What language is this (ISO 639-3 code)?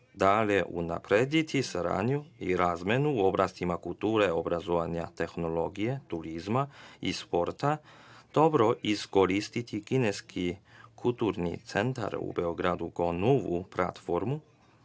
srp